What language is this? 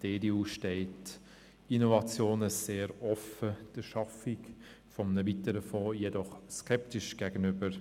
Swiss German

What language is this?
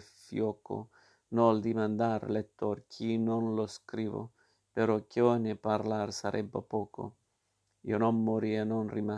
Italian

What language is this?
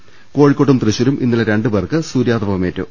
Malayalam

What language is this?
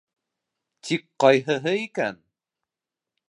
Bashkir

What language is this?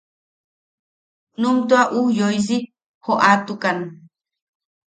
Yaqui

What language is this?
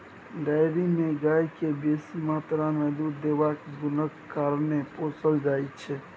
Maithili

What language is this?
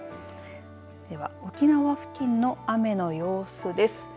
Japanese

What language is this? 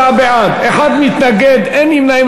Hebrew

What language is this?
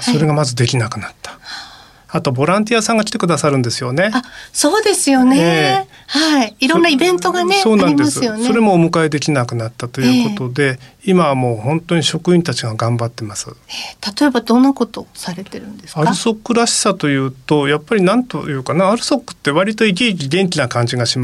Japanese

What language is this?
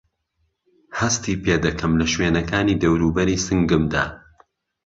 Central Kurdish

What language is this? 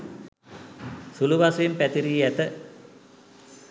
Sinhala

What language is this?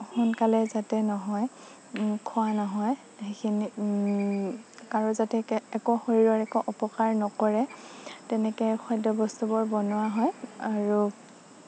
Assamese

